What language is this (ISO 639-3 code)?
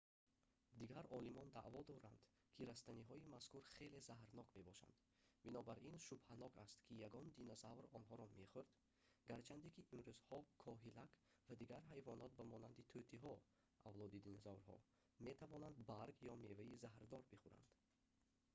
tgk